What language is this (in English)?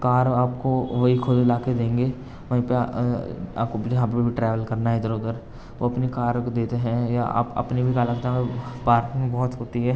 Urdu